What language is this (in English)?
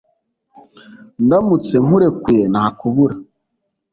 Kinyarwanda